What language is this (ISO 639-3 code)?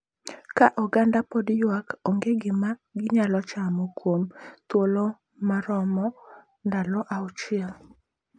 luo